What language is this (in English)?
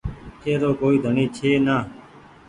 Goaria